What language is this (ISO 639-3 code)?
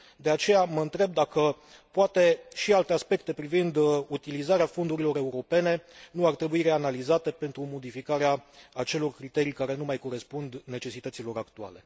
ron